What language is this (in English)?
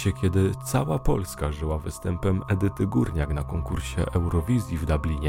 Polish